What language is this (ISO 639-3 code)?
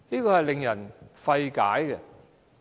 yue